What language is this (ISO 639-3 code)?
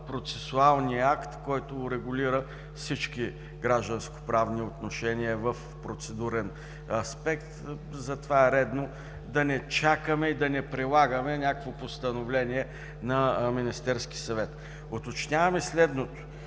bul